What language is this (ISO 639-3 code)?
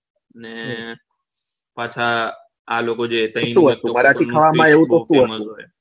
guj